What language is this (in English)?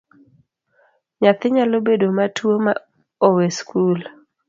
Luo (Kenya and Tanzania)